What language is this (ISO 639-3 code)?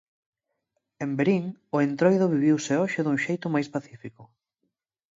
glg